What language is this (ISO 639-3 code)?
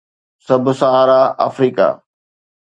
snd